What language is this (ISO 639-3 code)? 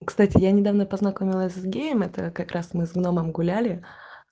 rus